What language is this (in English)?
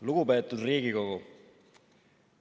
Estonian